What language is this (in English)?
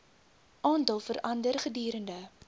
Afrikaans